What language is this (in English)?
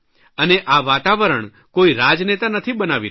Gujarati